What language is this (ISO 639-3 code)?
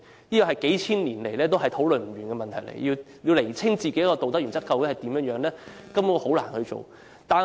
yue